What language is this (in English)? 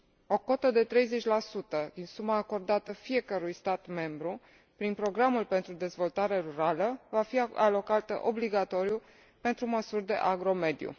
Romanian